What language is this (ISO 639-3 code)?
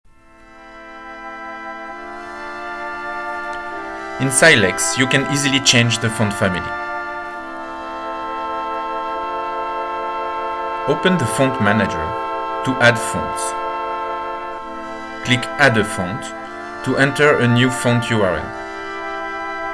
eng